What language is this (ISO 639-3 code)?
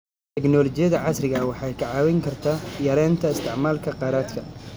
som